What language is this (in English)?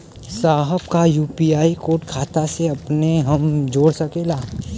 Bhojpuri